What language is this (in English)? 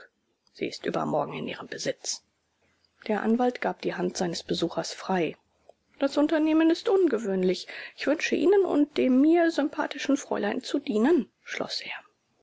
German